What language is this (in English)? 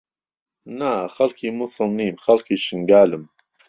Central Kurdish